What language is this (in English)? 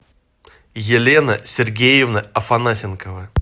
Russian